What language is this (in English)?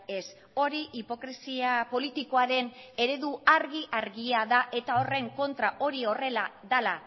Basque